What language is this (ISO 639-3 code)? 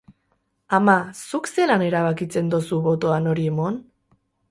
eus